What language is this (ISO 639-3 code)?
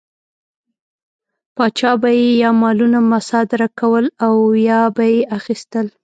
pus